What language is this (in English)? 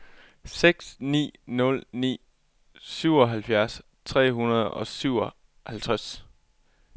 Danish